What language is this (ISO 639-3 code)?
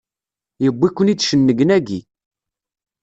kab